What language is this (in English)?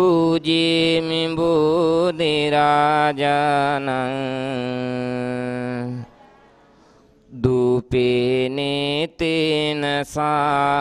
Italian